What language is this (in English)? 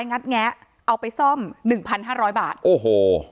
Thai